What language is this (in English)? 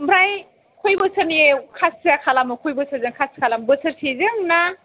Bodo